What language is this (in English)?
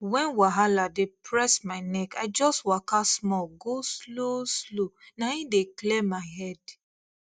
Nigerian Pidgin